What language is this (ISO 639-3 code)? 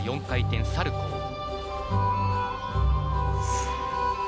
jpn